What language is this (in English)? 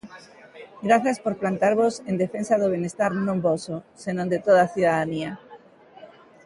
Galician